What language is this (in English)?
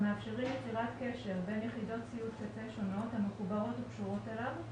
Hebrew